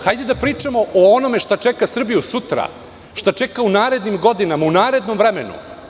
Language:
Serbian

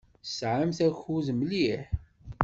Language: Kabyle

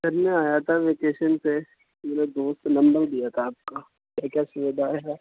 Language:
Urdu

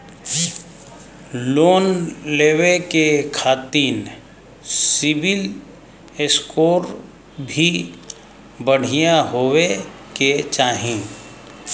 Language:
Bhojpuri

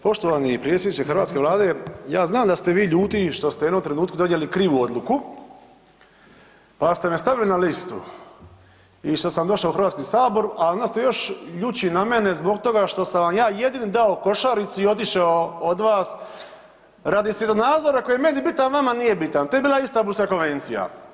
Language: Croatian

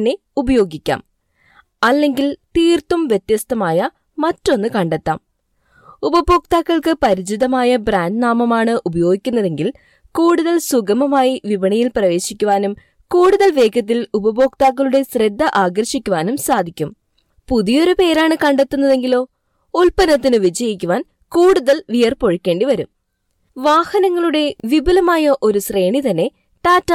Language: Malayalam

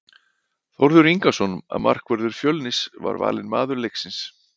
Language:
Icelandic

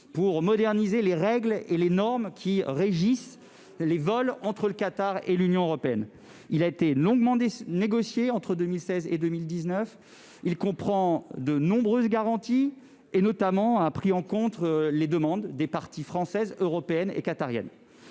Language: French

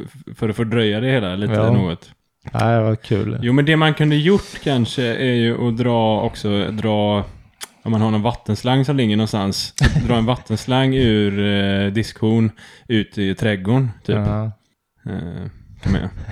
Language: Swedish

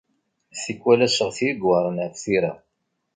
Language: Kabyle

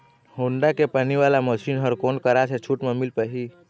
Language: Chhattisgarhi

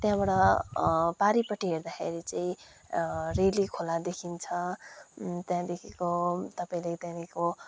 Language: Nepali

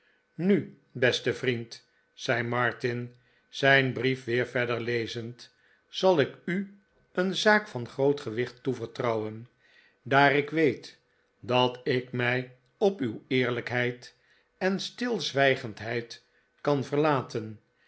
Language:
Dutch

